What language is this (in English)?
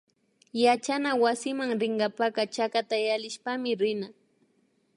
Imbabura Highland Quichua